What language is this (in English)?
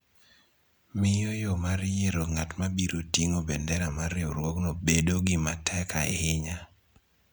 Luo (Kenya and Tanzania)